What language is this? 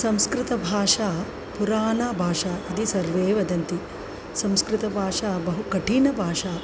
Sanskrit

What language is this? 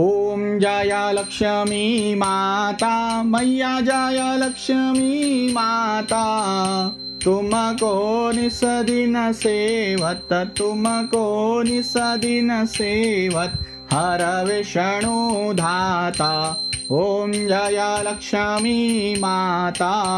Marathi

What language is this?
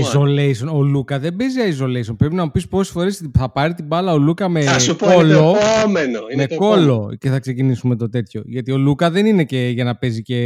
Greek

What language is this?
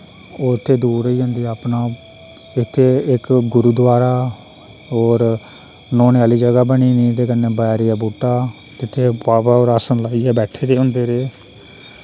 Dogri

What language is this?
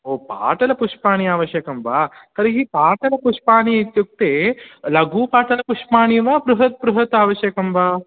Sanskrit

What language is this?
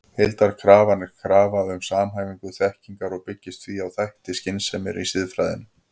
Icelandic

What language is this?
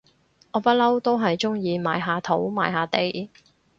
Cantonese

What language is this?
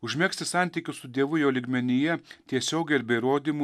Lithuanian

